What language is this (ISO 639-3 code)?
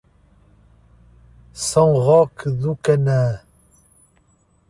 por